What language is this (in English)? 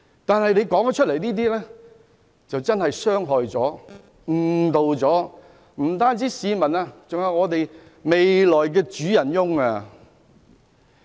Cantonese